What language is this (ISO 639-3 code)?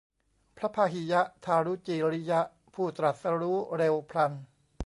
tha